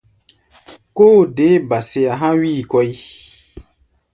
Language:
Gbaya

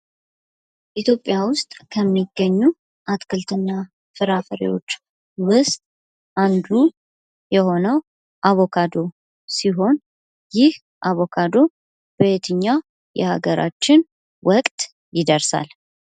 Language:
Amharic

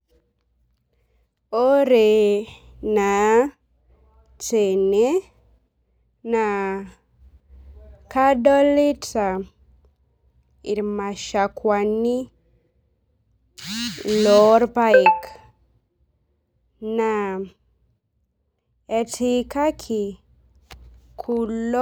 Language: Masai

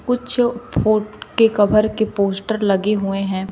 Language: Hindi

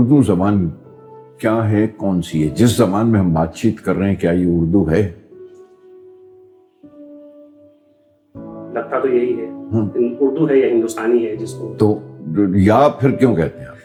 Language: Urdu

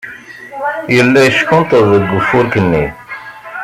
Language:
Kabyle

